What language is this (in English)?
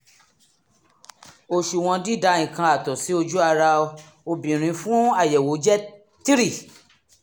Yoruba